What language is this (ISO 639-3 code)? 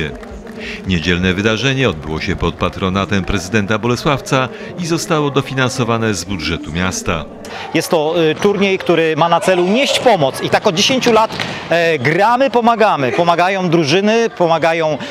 pol